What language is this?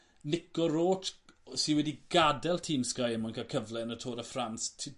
Welsh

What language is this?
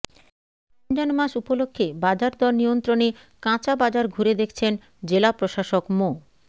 Bangla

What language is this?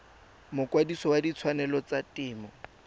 Tswana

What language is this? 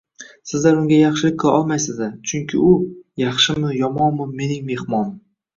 Uzbek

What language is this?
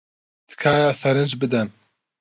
Central Kurdish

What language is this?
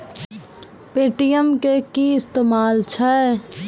Maithili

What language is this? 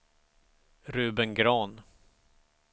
Swedish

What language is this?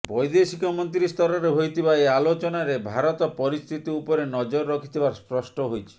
Odia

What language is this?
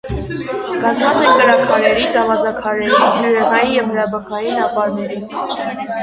Armenian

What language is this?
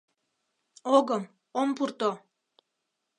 Mari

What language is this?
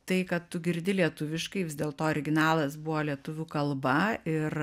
Lithuanian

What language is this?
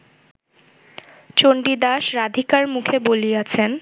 Bangla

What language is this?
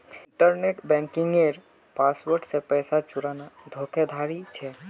Magahi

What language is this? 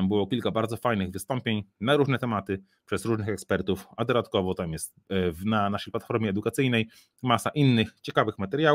Polish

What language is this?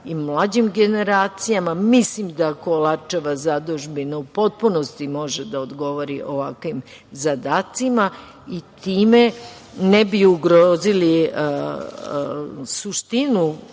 Serbian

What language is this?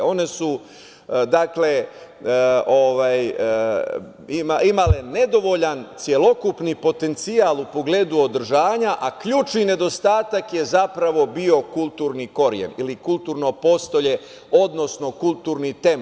Serbian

